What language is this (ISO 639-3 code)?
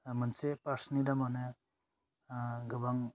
brx